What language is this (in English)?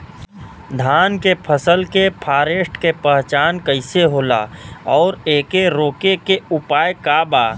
Bhojpuri